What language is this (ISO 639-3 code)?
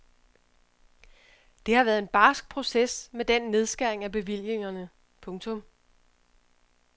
dan